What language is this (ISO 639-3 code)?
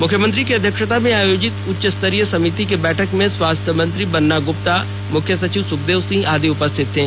hin